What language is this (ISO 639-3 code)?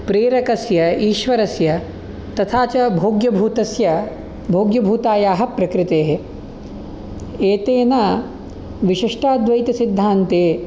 san